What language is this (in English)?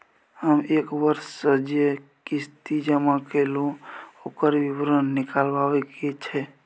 Maithili